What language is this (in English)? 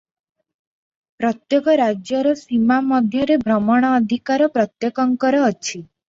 Odia